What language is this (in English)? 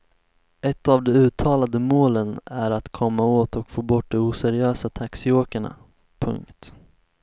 Swedish